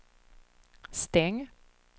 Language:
Swedish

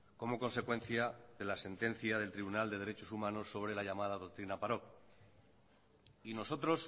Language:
Spanish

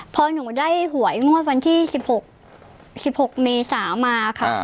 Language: Thai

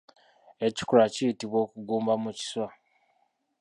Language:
Ganda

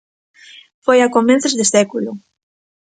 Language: Galician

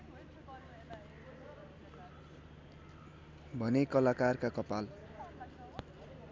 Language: Nepali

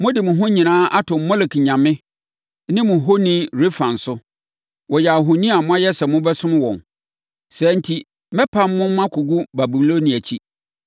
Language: Akan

